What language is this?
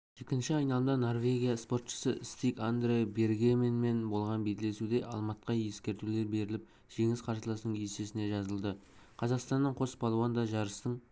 Kazakh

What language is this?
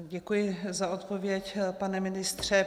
Czech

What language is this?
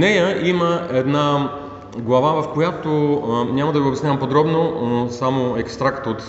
Bulgarian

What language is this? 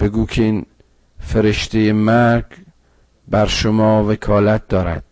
Persian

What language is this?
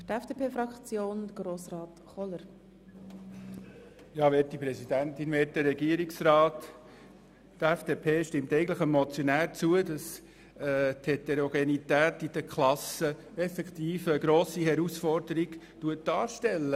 Swiss German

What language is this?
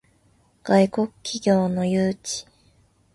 Japanese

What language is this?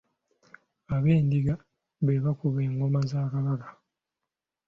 Ganda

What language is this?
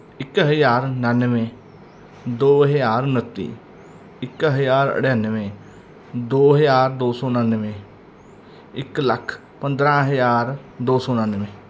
Punjabi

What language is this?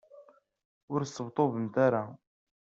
Kabyle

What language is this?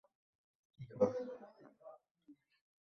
Bangla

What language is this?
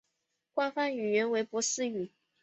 Chinese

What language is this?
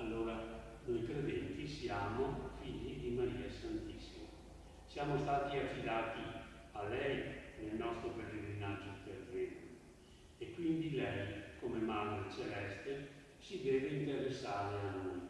Italian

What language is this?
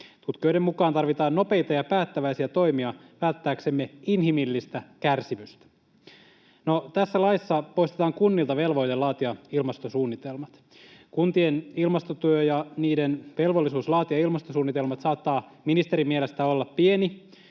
Finnish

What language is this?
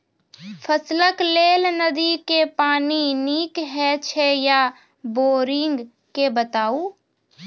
Maithili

